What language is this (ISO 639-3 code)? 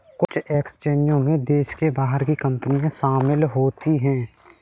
hin